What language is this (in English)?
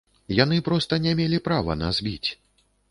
Belarusian